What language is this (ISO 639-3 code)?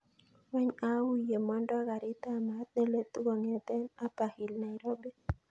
kln